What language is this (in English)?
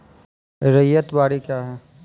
Maithili